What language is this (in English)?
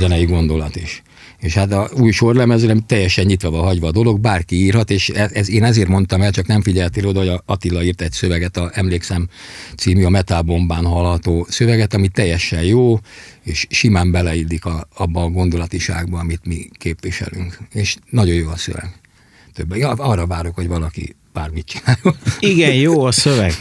Hungarian